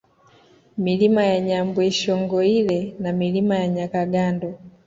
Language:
Swahili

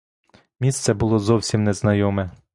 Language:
Ukrainian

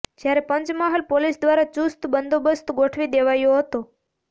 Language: Gujarati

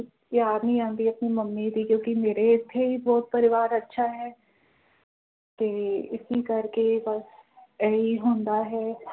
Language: Punjabi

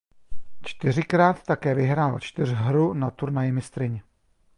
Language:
Czech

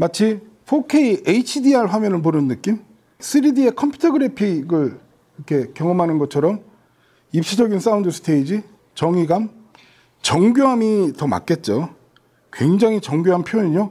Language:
Korean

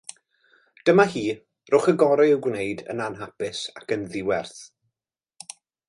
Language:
Welsh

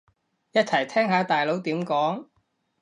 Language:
Cantonese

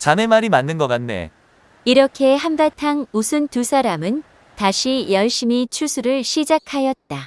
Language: Korean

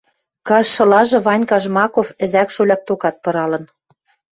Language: Western Mari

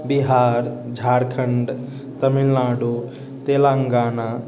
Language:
Maithili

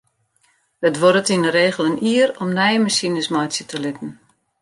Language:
Western Frisian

